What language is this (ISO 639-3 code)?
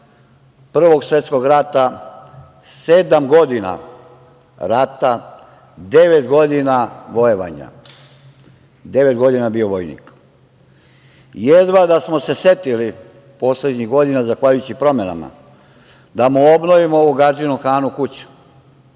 srp